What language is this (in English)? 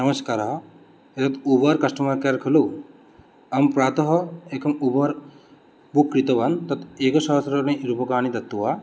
Sanskrit